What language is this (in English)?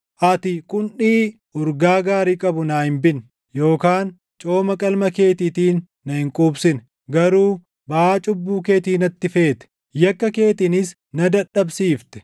Oromo